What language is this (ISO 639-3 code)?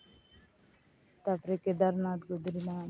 sat